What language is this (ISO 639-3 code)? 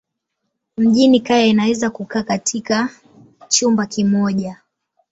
swa